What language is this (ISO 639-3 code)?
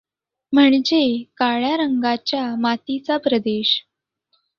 mar